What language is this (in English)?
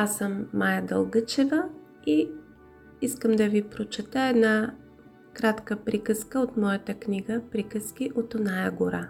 Bulgarian